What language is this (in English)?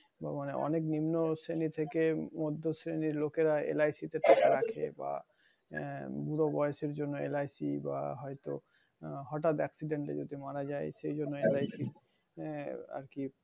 Bangla